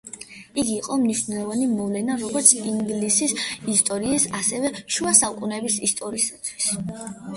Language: Georgian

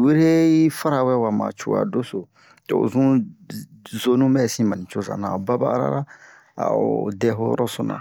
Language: Bomu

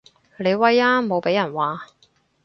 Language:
Cantonese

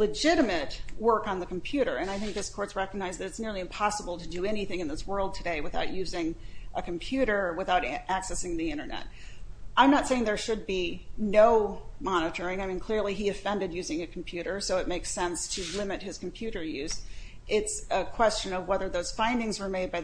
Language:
English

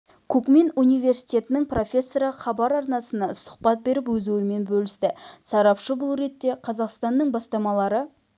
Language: Kazakh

